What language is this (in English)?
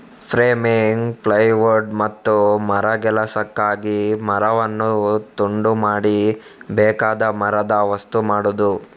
Kannada